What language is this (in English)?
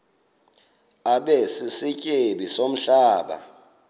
Xhosa